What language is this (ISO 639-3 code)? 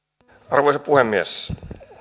fin